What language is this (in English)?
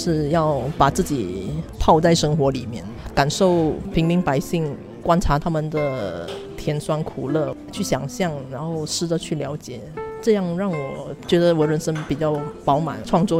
Chinese